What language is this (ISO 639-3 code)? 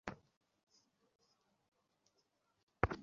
ben